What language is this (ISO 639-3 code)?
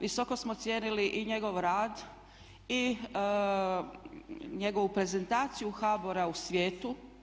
hrv